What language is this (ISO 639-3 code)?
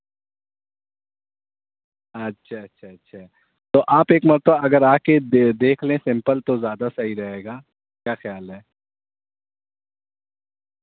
urd